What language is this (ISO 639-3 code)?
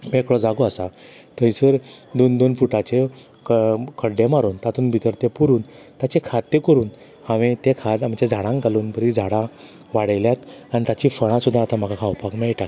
kok